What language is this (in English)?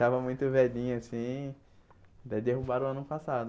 Portuguese